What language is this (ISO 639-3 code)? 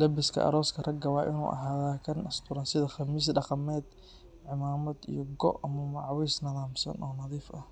som